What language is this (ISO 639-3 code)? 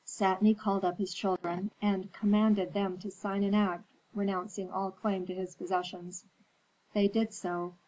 eng